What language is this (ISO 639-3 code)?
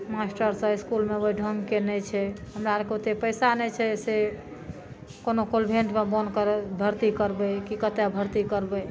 mai